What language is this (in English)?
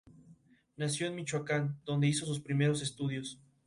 Spanish